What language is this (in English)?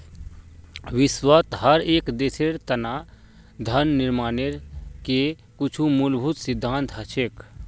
Magahi